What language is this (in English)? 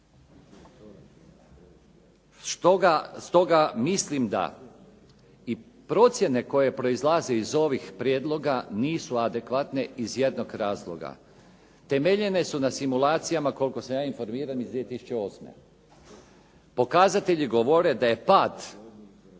Croatian